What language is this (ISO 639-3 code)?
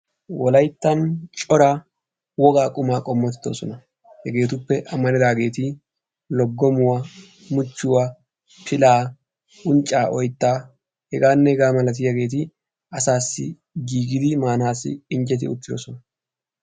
wal